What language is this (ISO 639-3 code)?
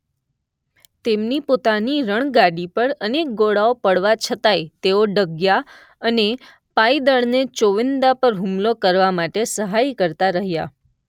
guj